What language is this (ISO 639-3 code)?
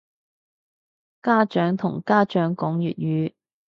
yue